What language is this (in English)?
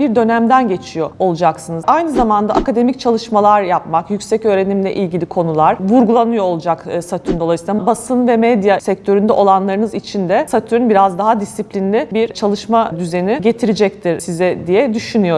Turkish